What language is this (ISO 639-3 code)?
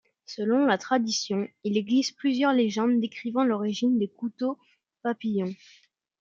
fra